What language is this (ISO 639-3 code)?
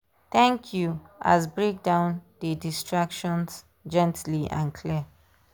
pcm